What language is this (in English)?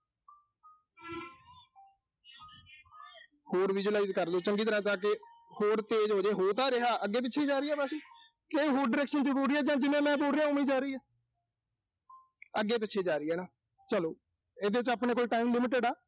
Punjabi